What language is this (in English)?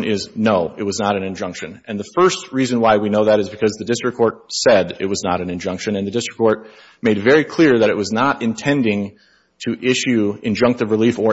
English